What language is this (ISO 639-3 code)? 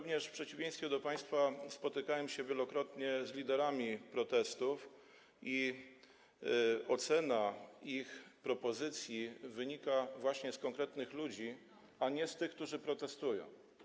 pol